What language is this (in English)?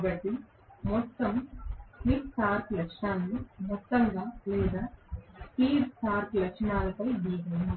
Telugu